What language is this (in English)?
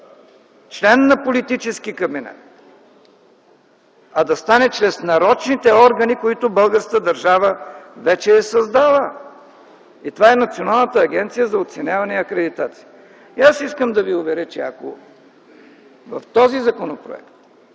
Bulgarian